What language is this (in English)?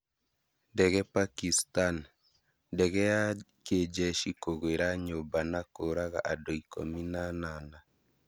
Kikuyu